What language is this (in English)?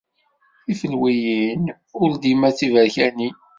Kabyle